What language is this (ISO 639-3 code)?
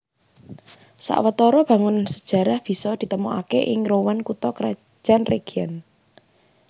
jav